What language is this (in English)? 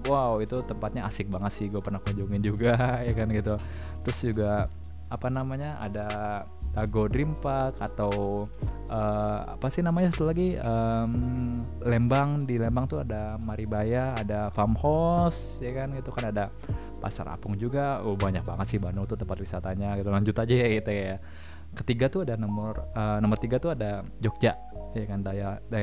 Indonesian